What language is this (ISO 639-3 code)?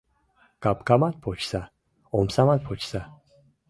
chm